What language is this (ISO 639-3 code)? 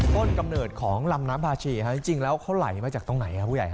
tha